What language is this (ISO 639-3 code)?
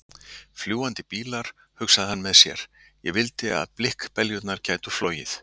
isl